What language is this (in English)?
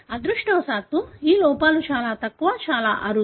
Telugu